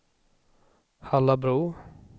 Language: Swedish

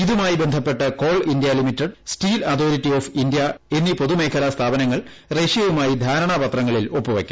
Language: Malayalam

